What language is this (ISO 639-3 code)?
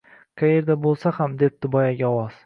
uzb